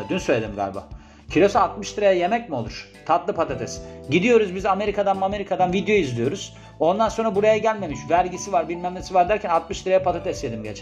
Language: Turkish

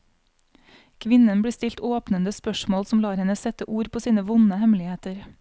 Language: Norwegian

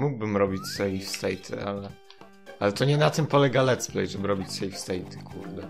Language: Polish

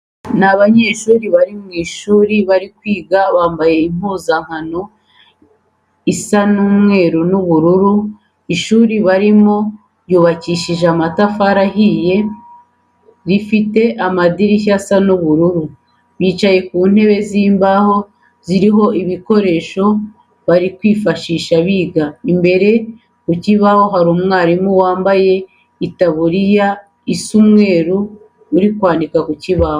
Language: Kinyarwanda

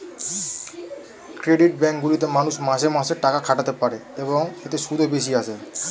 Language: Bangla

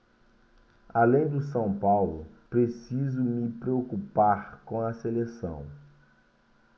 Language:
Portuguese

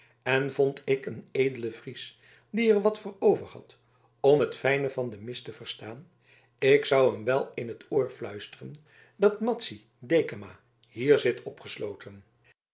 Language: Dutch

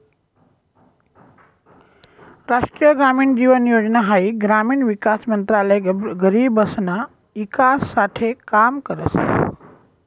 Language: Marathi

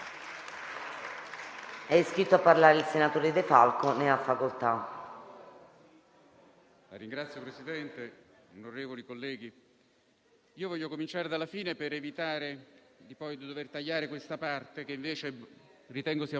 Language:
Italian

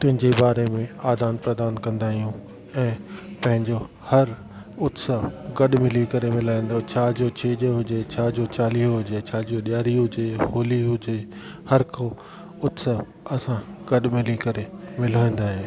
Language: Sindhi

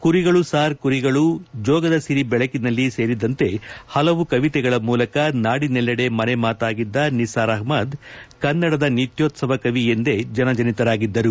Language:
Kannada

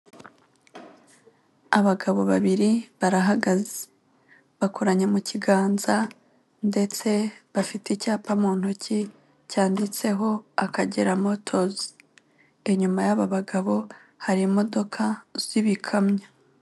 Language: Kinyarwanda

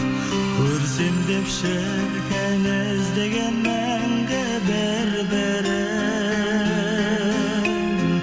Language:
Kazakh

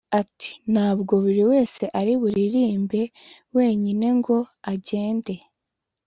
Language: Kinyarwanda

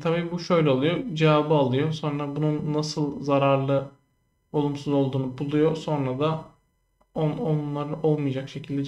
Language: Turkish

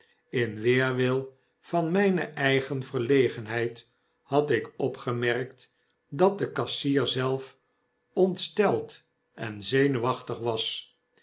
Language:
Dutch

